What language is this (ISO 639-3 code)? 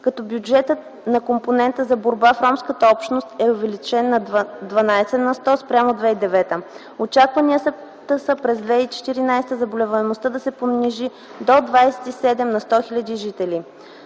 bul